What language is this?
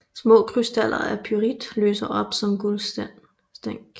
Danish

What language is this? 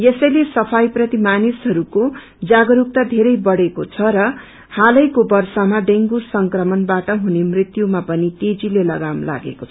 Nepali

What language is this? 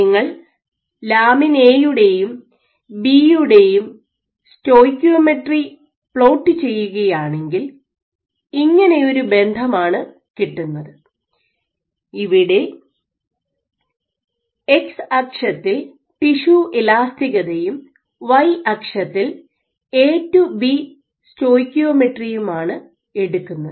Malayalam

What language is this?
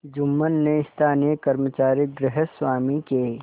Hindi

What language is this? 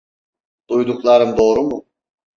Turkish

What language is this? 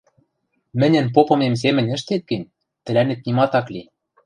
Western Mari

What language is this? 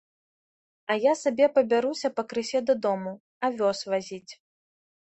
Belarusian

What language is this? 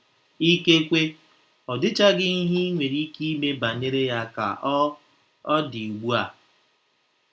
Igbo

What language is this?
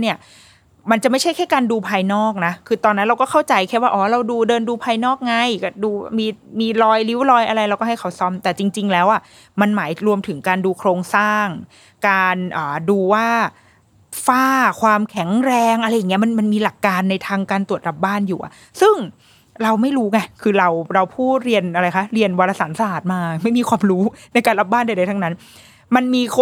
Thai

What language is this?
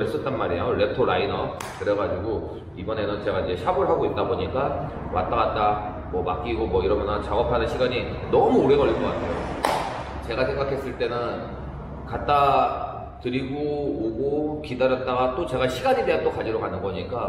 Korean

